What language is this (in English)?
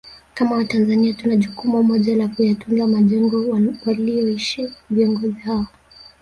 Swahili